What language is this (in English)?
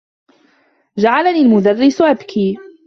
Arabic